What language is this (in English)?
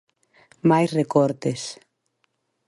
Galician